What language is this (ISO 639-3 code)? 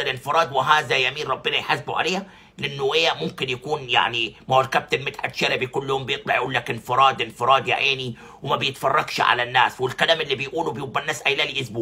ara